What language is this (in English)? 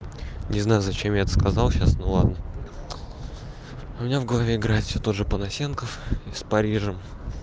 Russian